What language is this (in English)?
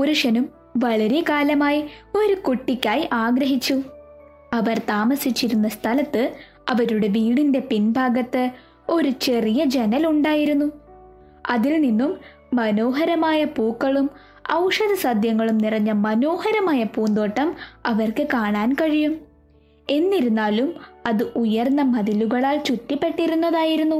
Malayalam